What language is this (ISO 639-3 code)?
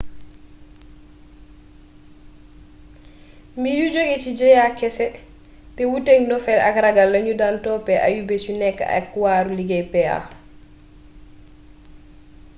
wol